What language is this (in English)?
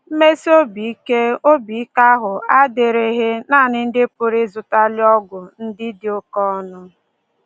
Igbo